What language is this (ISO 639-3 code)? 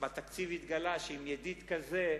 heb